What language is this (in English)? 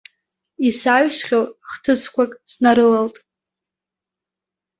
Abkhazian